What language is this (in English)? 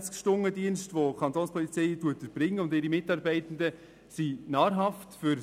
Swiss German